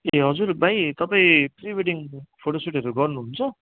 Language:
Nepali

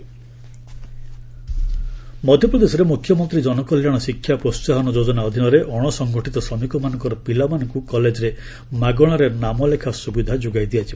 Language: Odia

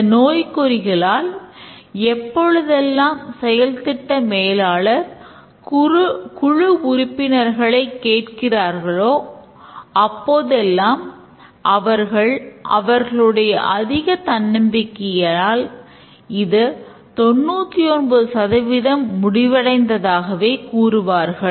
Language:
Tamil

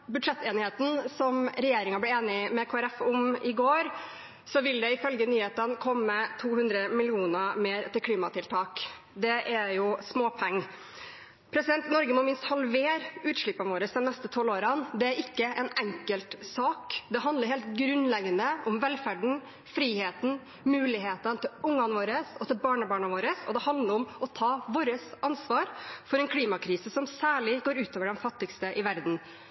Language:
Norwegian Bokmål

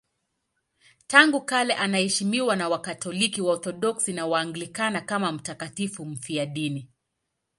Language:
Swahili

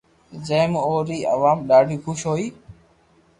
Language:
Loarki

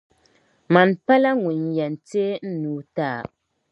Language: Dagbani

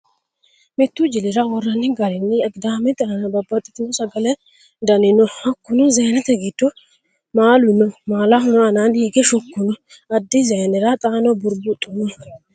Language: Sidamo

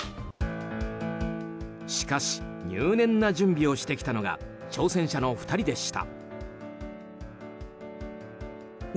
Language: Japanese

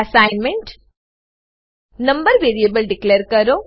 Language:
Gujarati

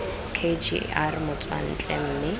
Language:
Tswana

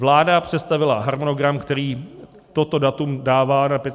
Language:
Czech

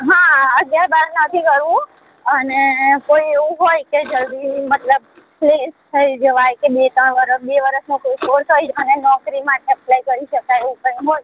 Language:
Gujarati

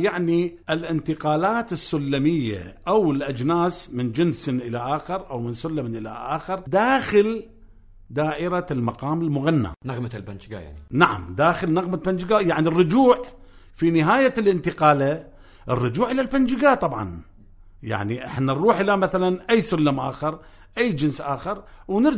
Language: Arabic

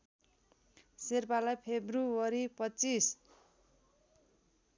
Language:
Nepali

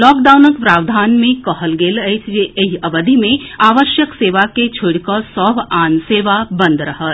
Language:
Maithili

